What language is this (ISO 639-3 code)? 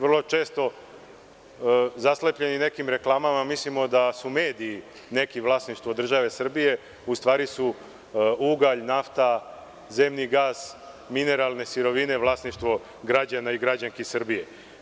srp